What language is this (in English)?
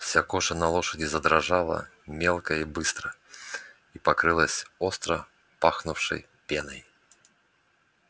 Russian